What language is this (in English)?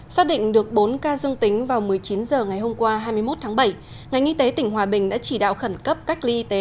Vietnamese